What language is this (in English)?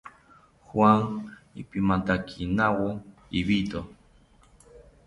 South Ucayali Ashéninka